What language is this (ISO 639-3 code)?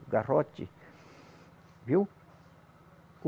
por